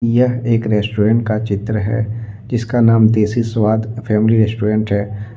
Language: Hindi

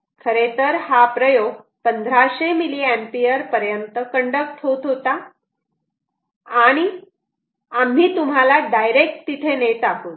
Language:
Marathi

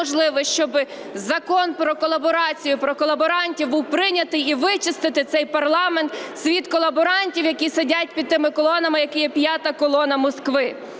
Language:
Ukrainian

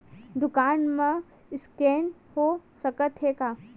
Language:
Chhattisgarhi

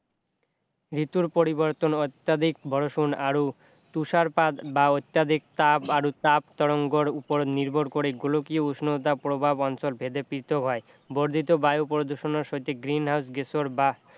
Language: Assamese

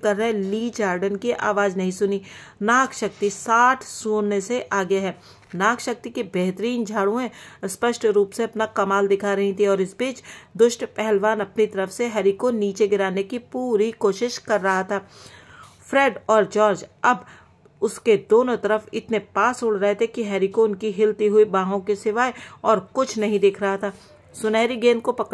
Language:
Hindi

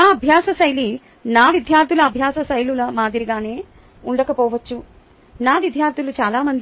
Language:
Telugu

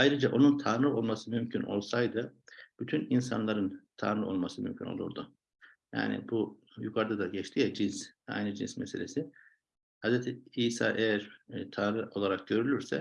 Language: Turkish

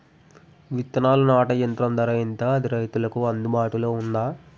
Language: Telugu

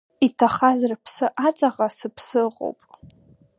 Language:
Abkhazian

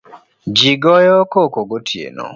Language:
Luo (Kenya and Tanzania)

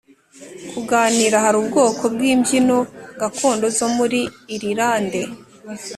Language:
Kinyarwanda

